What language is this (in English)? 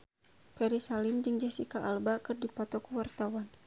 Sundanese